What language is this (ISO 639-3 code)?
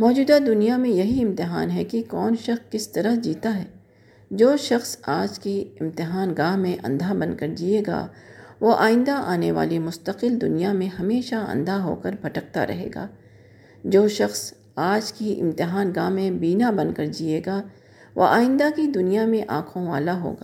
urd